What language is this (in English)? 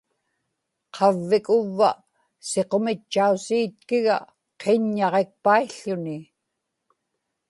Inupiaq